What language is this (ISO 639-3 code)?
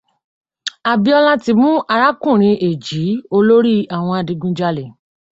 yor